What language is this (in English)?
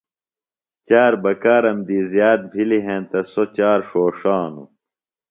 Phalura